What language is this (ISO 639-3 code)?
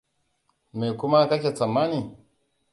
hau